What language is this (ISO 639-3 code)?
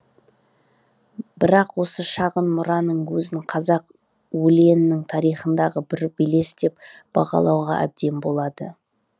kaz